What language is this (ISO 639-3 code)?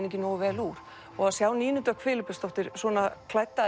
isl